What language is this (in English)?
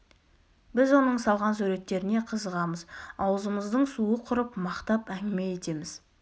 Kazakh